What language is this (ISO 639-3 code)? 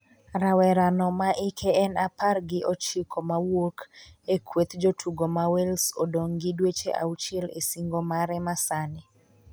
luo